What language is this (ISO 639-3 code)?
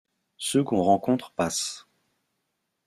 fra